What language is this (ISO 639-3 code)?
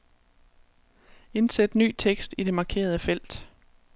dan